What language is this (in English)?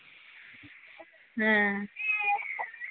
Bangla